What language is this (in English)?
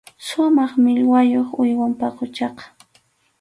Arequipa-La Unión Quechua